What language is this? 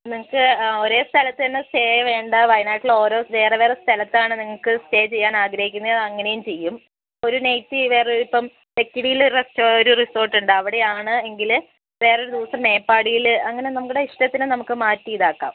Malayalam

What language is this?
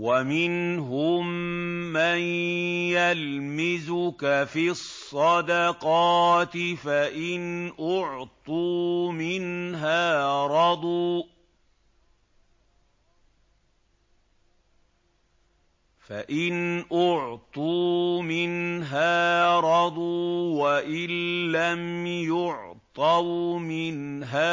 Arabic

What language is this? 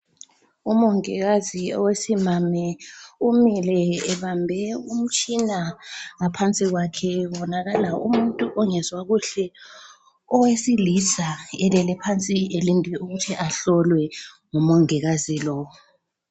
North Ndebele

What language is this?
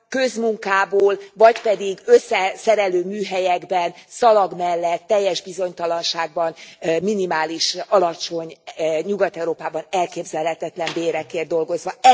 Hungarian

